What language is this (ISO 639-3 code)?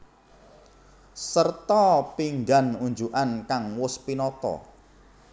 jav